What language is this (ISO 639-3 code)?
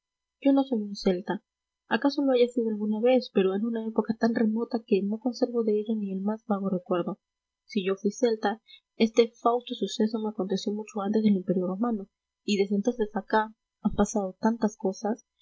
spa